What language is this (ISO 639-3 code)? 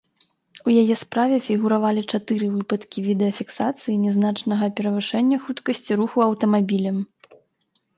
bel